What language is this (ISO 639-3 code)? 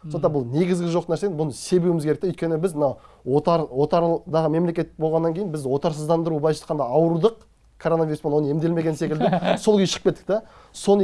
tur